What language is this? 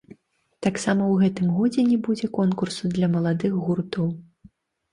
Belarusian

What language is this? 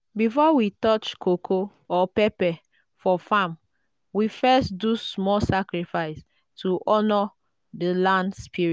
Nigerian Pidgin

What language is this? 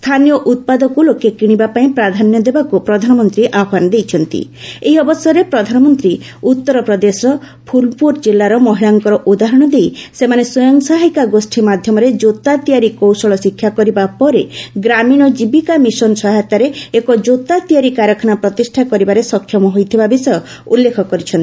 Odia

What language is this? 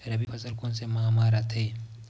Chhattisgarhi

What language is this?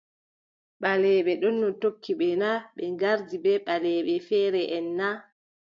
Adamawa Fulfulde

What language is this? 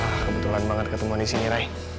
Indonesian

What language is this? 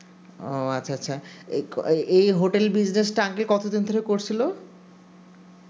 Bangla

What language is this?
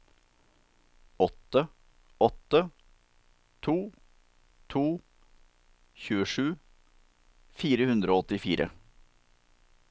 Norwegian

